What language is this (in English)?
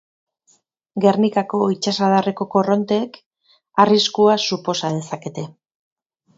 Basque